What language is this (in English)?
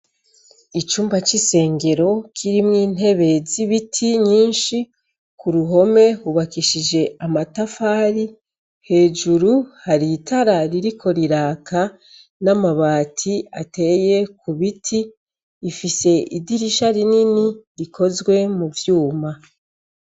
Rundi